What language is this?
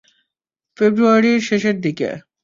Bangla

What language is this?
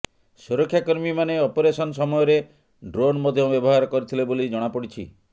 Odia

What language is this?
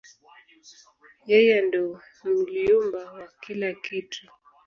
Swahili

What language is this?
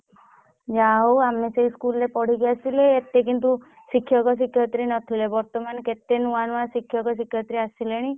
Odia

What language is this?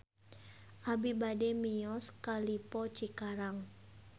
Sundanese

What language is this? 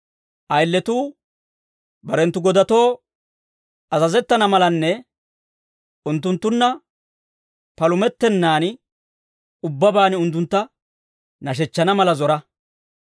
Dawro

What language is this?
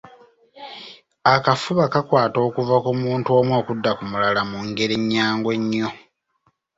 Ganda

